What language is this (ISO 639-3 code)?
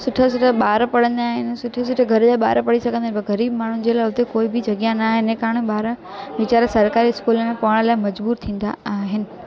snd